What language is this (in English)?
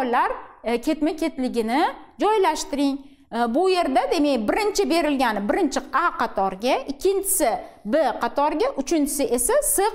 Turkish